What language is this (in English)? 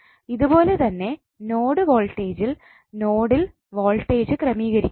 Malayalam